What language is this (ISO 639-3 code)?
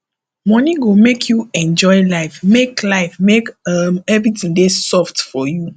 pcm